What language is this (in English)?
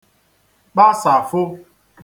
Igbo